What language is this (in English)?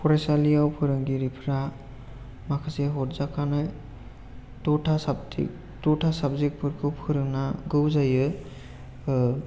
Bodo